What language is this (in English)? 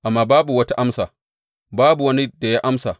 Hausa